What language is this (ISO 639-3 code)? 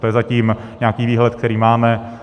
ces